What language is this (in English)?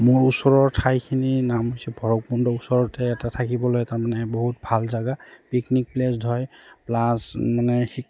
Assamese